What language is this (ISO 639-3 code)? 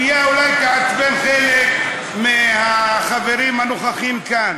heb